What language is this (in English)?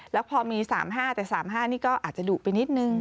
Thai